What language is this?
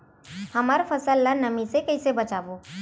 Chhattisgarhi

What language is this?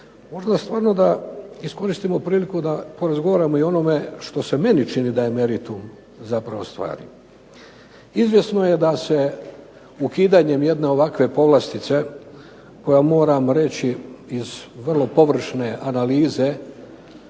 Croatian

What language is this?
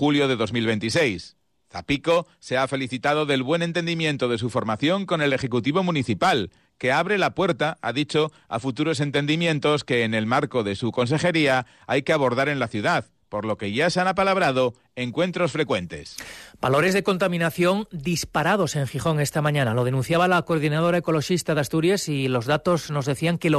Spanish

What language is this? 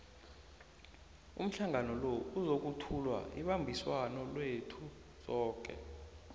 South Ndebele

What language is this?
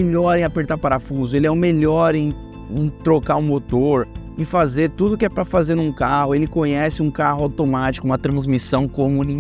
Portuguese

